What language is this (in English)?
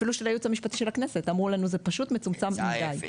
Hebrew